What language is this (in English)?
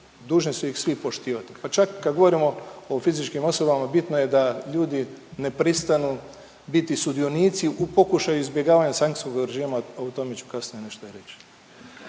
Croatian